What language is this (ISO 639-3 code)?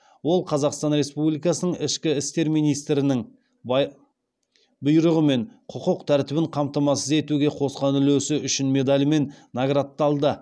kaz